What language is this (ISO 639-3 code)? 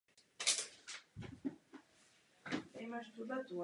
ces